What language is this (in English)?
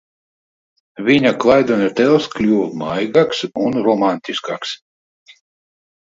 Latvian